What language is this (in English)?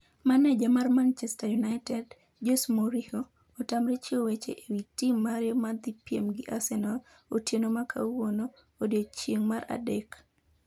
Luo (Kenya and Tanzania)